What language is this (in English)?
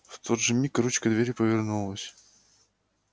Russian